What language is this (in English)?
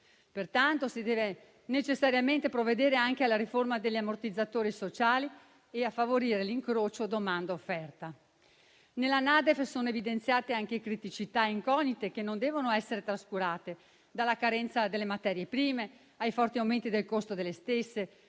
Italian